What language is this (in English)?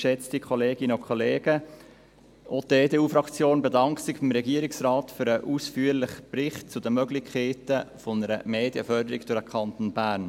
Swiss German